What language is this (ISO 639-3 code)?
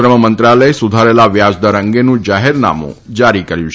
guj